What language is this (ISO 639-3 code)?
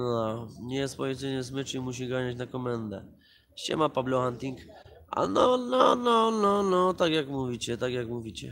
pol